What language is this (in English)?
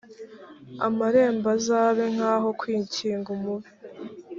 Kinyarwanda